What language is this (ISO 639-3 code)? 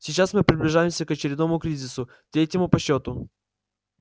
rus